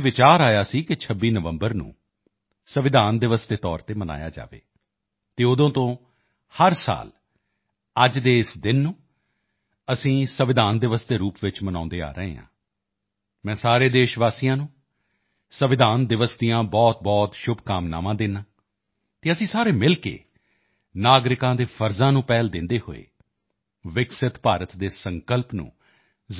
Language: Punjabi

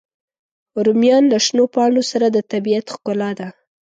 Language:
Pashto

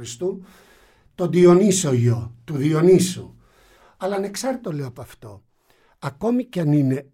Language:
Greek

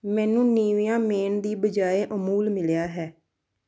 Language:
Punjabi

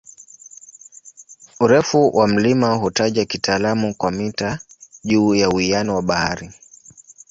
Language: Swahili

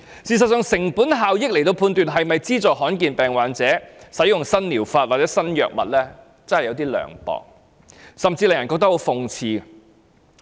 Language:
Cantonese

